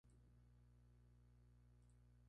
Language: Spanish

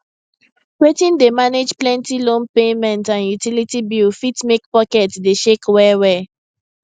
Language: Nigerian Pidgin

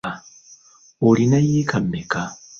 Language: Ganda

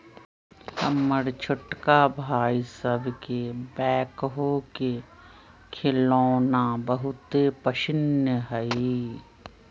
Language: Magahi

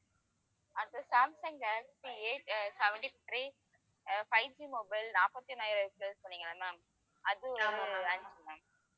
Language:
Tamil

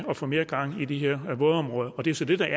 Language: Danish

